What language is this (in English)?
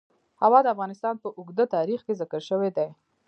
Pashto